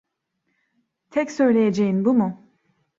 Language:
Turkish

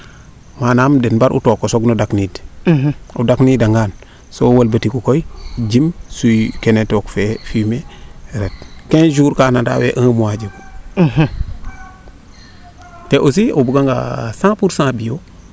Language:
Serer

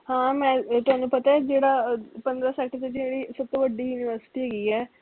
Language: Punjabi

